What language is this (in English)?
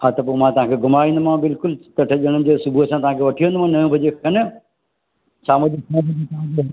Sindhi